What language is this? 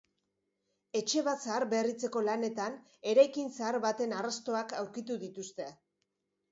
Basque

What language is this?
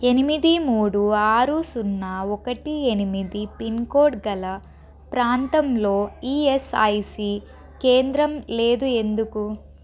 Telugu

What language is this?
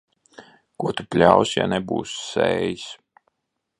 Latvian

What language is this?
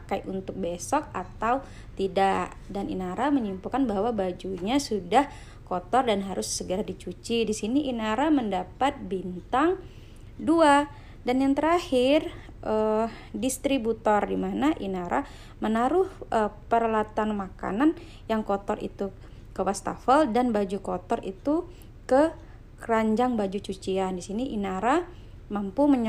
Indonesian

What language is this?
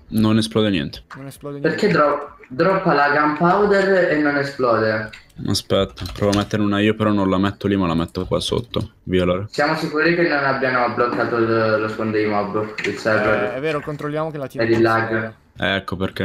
Italian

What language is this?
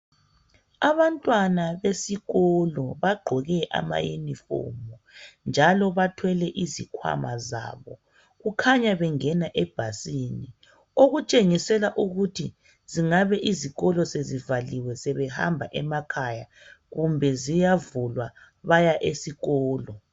North Ndebele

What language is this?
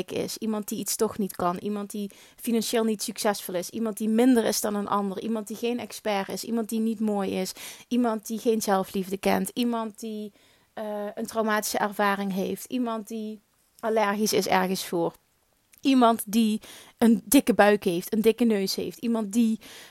Dutch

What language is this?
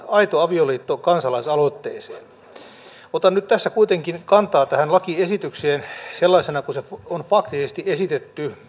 Finnish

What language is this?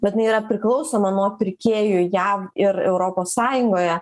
Lithuanian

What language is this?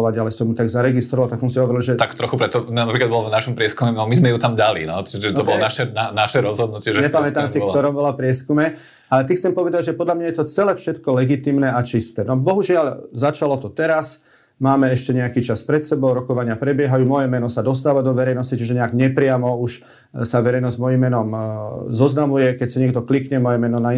Slovak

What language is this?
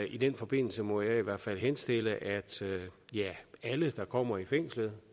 Danish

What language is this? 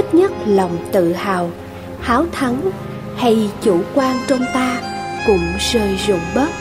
Vietnamese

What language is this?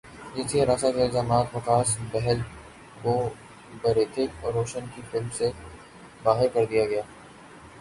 Urdu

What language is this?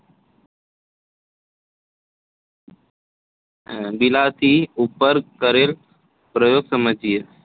Gujarati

